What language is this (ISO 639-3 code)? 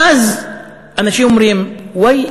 heb